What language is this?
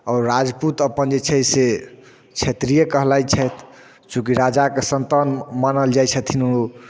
Maithili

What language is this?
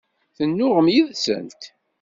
Kabyle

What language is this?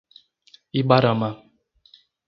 Portuguese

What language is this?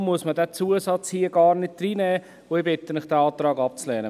Swiss German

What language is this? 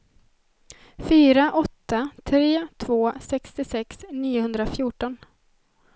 Swedish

